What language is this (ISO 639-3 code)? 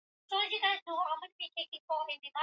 swa